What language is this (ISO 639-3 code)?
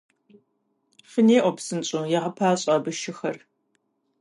kbd